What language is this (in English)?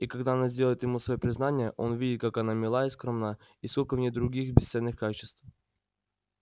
Russian